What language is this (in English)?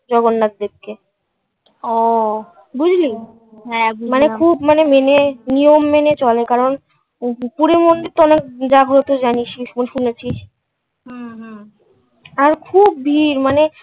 Bangla